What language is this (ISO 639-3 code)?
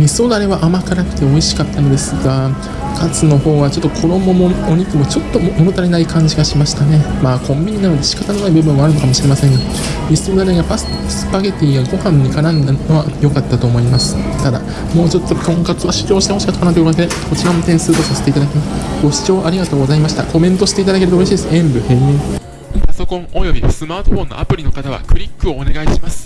jpn